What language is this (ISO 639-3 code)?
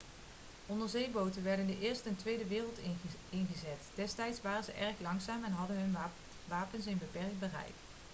nld